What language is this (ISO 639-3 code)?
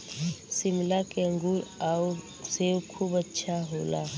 bho